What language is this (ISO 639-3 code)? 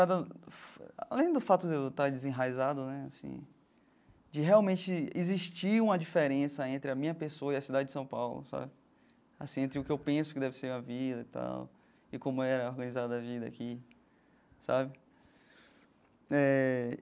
por